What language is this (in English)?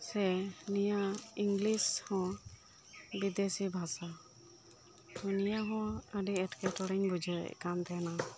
Santali